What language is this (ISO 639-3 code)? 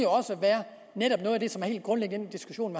dan